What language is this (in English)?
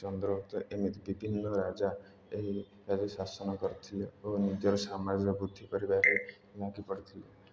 Odia